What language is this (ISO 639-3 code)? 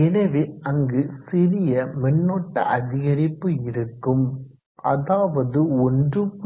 tam